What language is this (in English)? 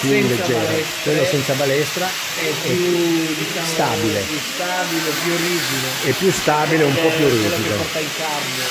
Italian